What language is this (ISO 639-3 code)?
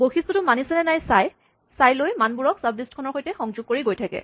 asm